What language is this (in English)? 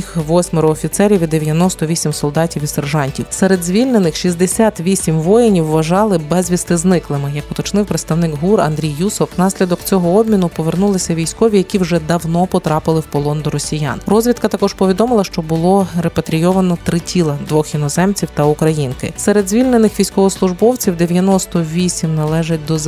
Ukrainian